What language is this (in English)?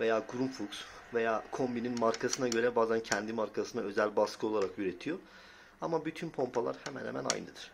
Turkish